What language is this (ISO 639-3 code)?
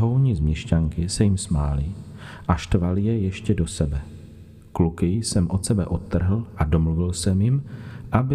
ces